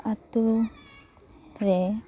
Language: Santali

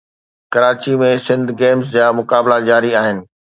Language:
Sindhi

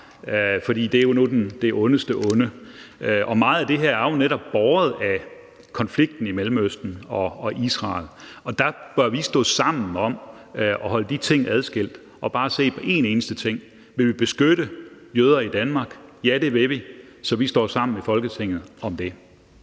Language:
Danish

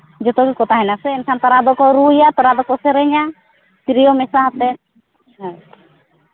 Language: Santali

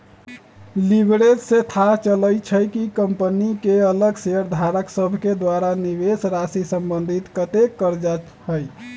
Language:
Magahi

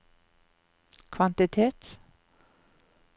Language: Norwegian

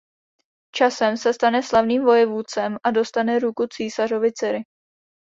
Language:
Czech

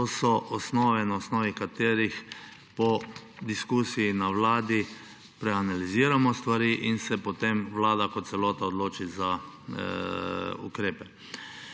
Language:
Slovenian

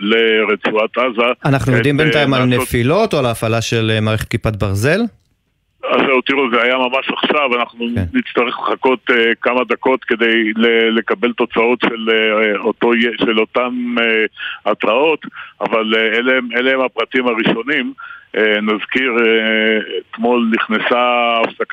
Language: Hebrew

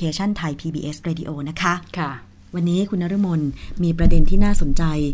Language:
Thai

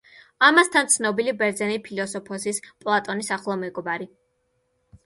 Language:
Georgian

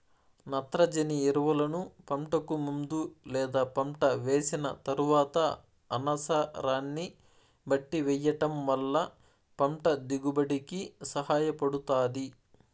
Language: Telugu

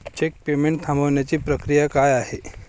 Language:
Marathi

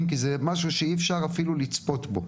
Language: Hebrew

